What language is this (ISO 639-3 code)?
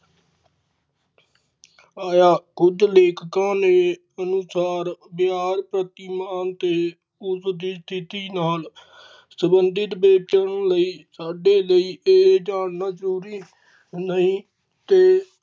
pan